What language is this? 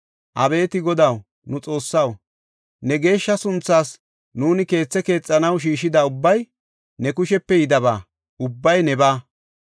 Gofa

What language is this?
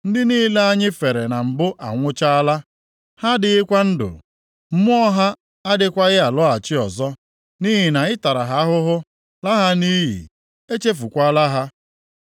Igbo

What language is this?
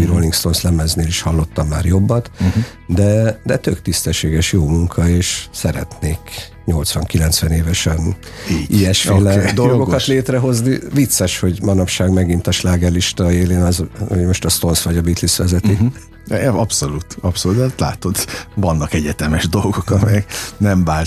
Hungarian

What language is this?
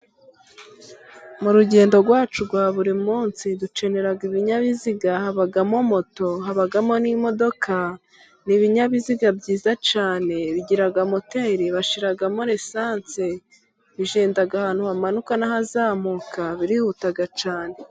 Kinyarwanda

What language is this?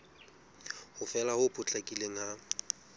Southern Sotho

